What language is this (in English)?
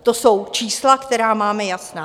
Czech